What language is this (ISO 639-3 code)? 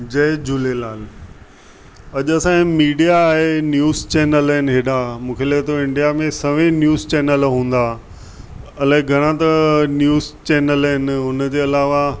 snd